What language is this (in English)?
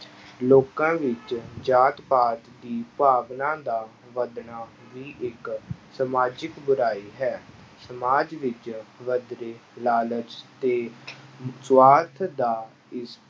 Punjabi